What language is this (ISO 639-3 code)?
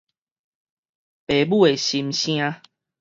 nan